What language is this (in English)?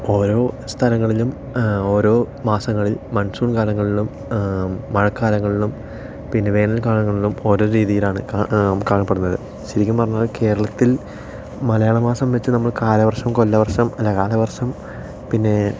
Malayalam